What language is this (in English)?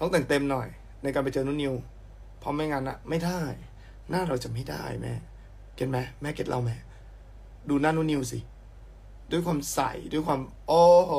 Thai